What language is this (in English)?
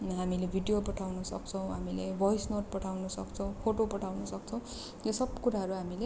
Nepali